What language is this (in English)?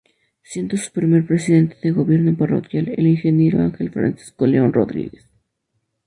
Spanish